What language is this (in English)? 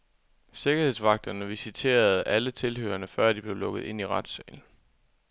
Danish